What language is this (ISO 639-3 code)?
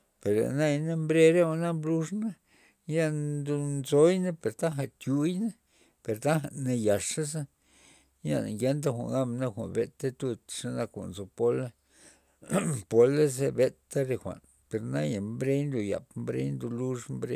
ztp